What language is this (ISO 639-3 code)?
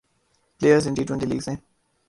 urd